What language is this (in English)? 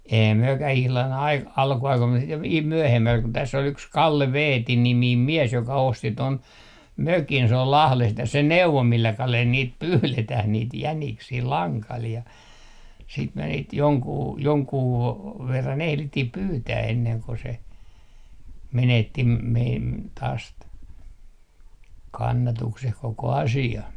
Finnish